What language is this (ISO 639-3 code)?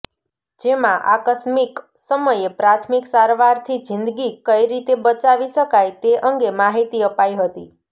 guj